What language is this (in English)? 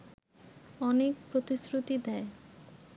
Bangla